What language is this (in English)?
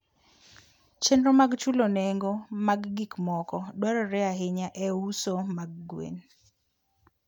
Luo (Kenya and Tanzania)